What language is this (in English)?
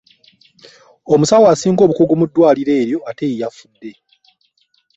Ganda